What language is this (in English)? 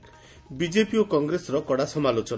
Odia